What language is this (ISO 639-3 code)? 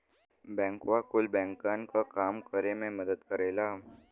bho